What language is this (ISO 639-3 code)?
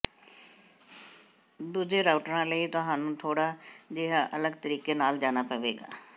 pan